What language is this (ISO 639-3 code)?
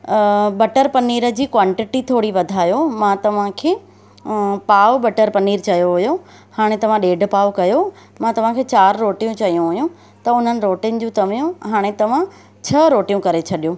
snd